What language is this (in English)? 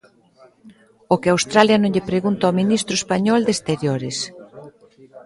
Galician